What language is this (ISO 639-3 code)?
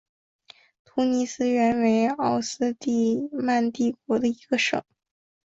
zho